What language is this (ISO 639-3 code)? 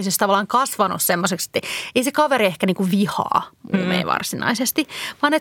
fin